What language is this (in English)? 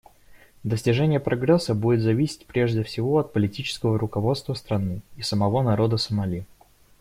Russian